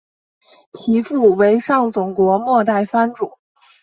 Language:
Chinese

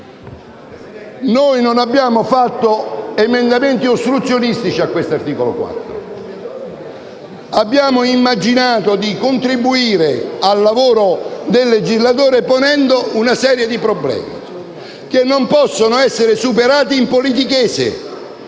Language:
Italian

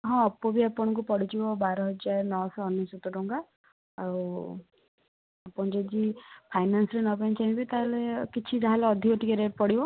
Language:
Odia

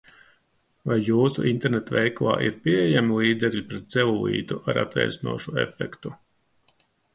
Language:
Latvian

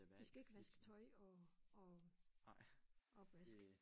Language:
Danish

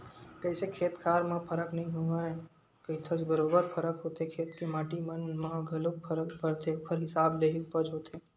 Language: Chhattisgarhi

